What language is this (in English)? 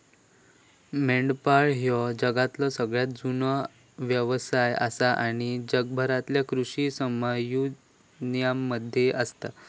Marathi